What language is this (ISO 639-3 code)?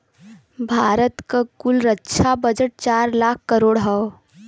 bho